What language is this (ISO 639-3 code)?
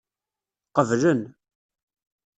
kab